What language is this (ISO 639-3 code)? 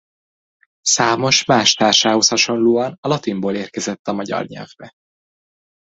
hun